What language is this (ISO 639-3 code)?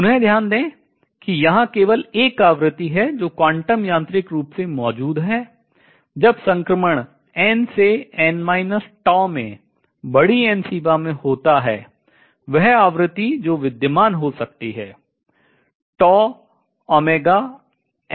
hin